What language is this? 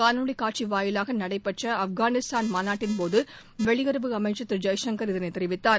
Tamil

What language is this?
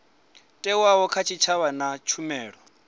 Venda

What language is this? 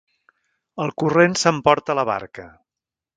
Catalan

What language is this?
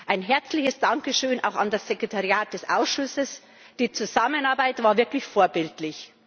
German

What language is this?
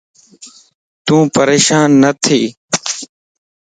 Lasi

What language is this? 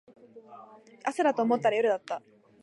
Japanese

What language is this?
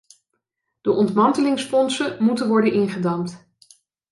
Dutch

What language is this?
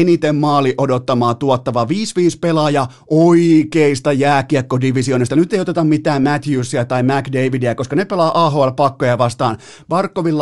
Finnish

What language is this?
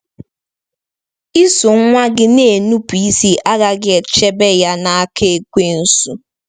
Igbo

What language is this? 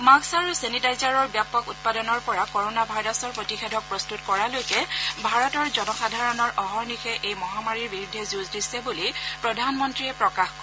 Assamese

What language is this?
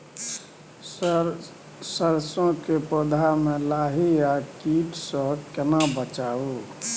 Maithili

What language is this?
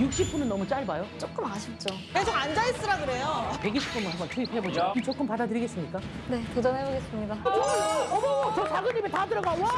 Korean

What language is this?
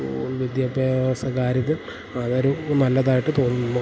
Malayalam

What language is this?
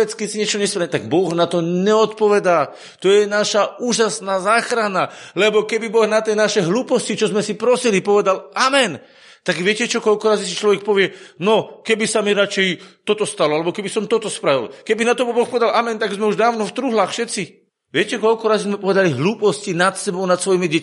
Slovak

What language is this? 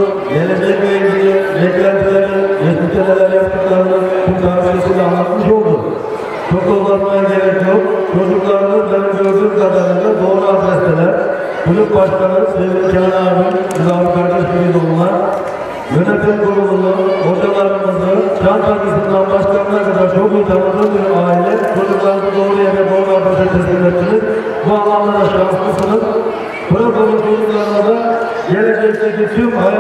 Turkish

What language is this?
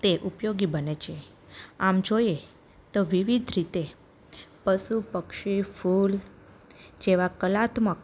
Gujarati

